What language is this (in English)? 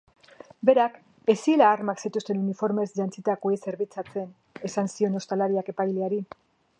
Basque